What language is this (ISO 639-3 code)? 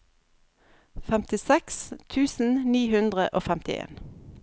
nor